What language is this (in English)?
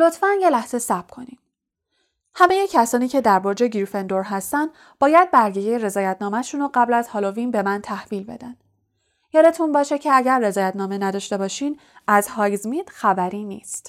Persian